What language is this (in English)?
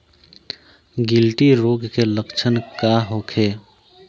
Bhojpuri